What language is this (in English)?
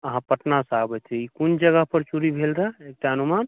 Maithili